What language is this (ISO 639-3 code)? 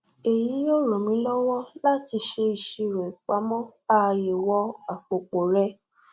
yor